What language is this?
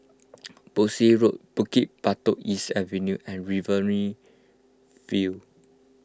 English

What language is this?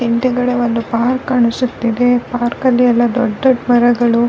Kannada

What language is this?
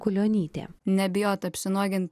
Lithuanian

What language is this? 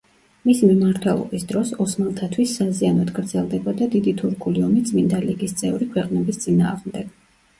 Georgian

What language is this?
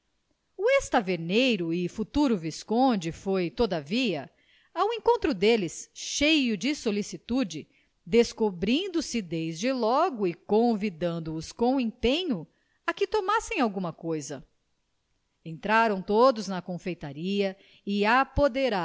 Portuguese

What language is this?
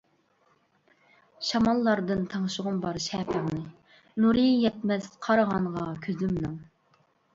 Uyghur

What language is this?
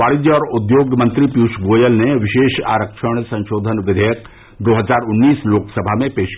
Hindi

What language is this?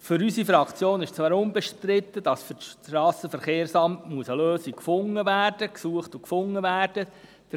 Swiss German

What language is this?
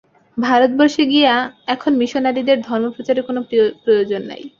Bangla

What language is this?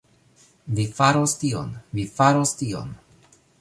Esperanto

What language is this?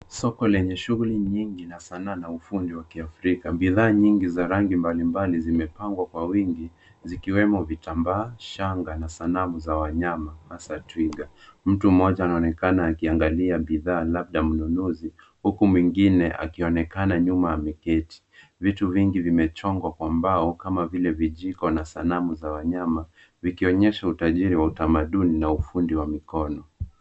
Swahili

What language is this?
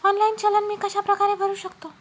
Marathi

